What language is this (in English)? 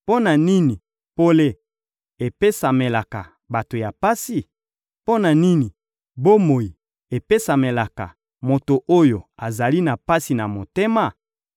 Lingala